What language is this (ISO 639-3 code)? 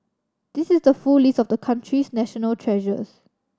eng